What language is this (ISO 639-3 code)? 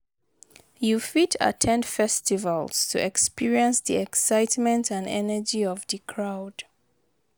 pcm